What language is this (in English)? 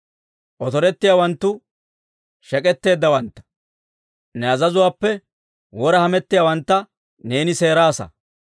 Dawro